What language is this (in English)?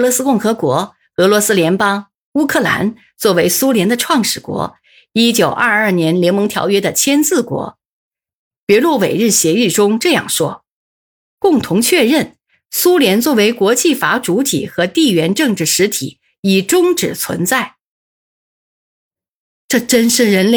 Chinese